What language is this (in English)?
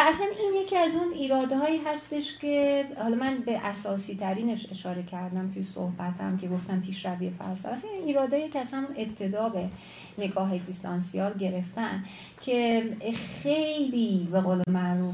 Persian